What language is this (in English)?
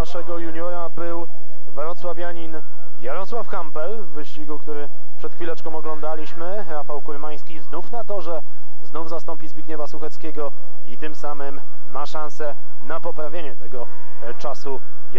Polish